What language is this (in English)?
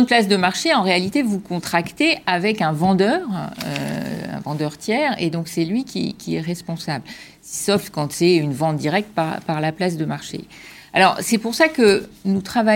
French